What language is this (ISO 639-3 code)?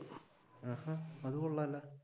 mal